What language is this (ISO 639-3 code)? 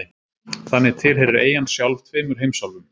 isl